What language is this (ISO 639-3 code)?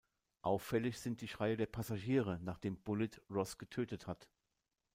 deu